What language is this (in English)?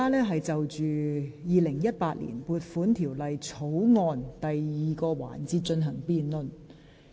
Cantonese